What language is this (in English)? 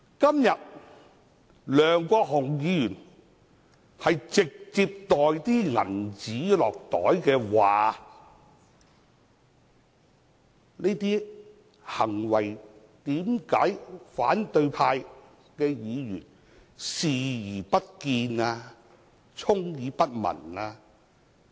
Cantonese